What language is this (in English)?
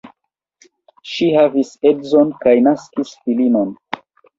Esperanto